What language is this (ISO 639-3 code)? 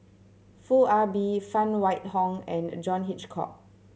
eng